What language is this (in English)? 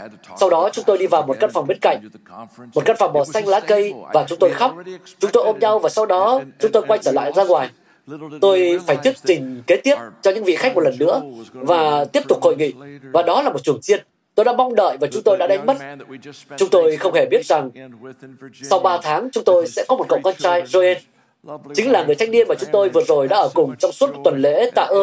Vietnamese